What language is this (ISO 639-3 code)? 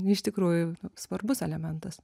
lit